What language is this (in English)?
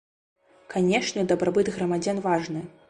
Belarusian